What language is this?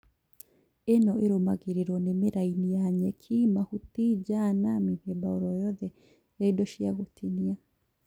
Kikuyu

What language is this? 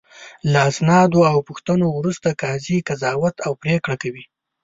Pashto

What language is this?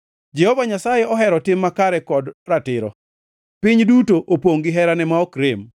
Luo (Kenya and Tanzania)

